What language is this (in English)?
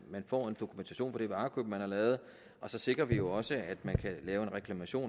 Danish